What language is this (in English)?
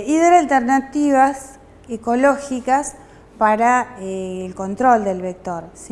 Spanish